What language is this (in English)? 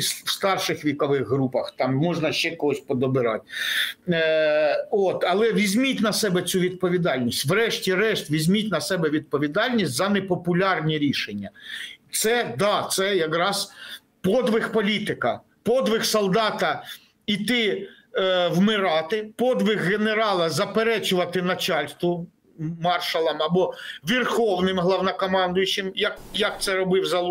Ukrainian